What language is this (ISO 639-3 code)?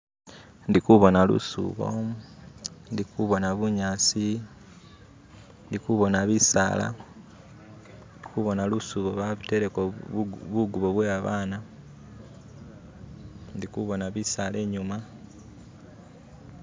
myx